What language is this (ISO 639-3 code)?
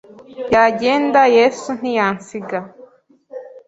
kin